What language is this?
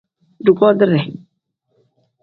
Tem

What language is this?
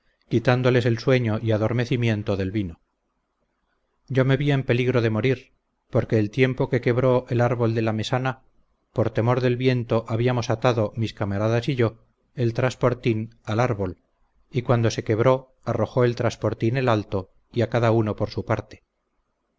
Spanish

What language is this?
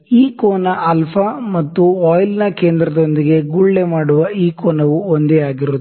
Kannada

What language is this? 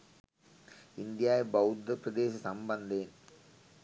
Sinhala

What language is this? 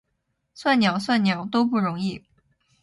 Chinese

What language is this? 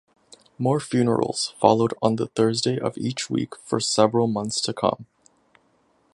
English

